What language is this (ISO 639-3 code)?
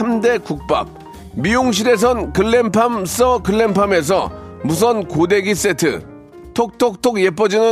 kor